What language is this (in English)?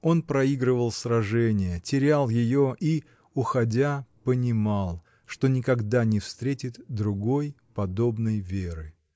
Russian